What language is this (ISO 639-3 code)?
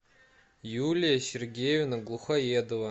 rus